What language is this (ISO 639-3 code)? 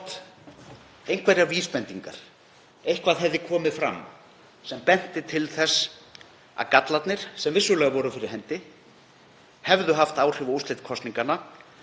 isl